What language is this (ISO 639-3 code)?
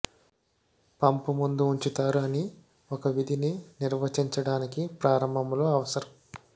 tel